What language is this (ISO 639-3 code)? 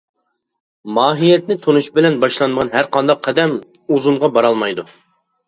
uig